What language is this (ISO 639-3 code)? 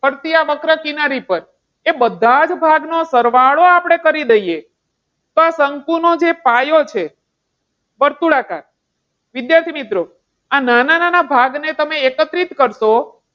guj